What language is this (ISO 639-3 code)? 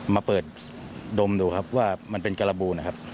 tha